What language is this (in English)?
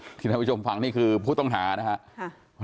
Thai